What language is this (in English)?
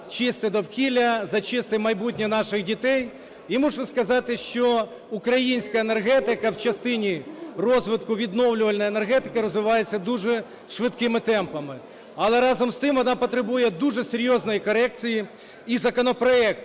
Ukrainian